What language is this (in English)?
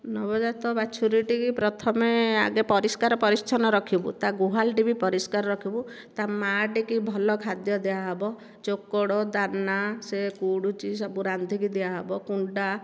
Odia